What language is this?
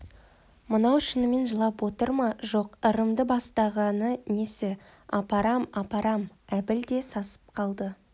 Kazakh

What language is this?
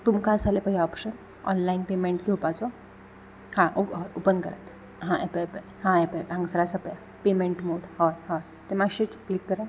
Konkani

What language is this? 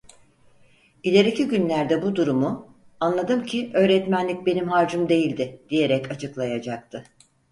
Turkish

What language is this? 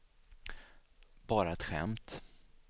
Swedish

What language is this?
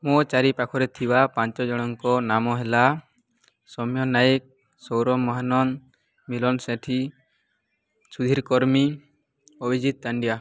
Odia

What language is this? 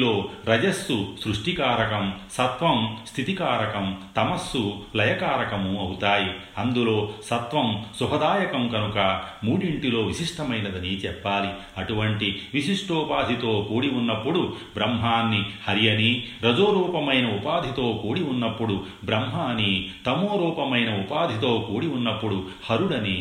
Telugu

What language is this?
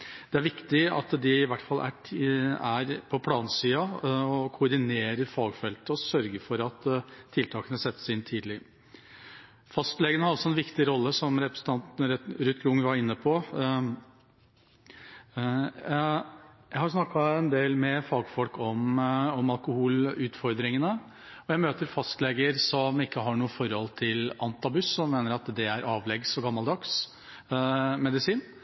Norwegian Bokmål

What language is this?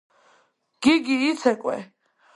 Georgian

